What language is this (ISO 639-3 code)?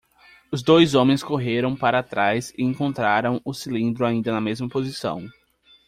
por